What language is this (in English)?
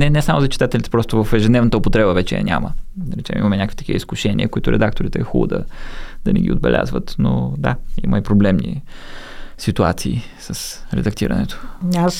Bulgarian